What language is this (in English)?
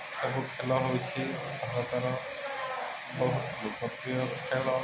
Odia